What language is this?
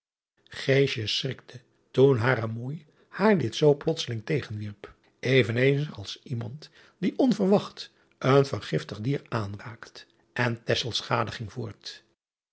Dutch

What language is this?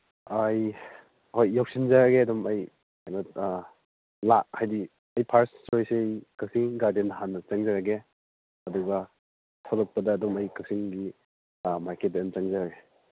Manipuri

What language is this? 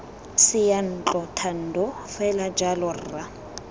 Tswana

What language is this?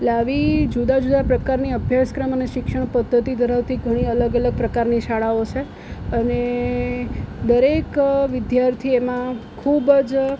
Gujarati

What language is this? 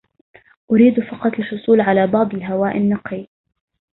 Arabic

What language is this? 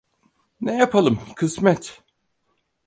Turkish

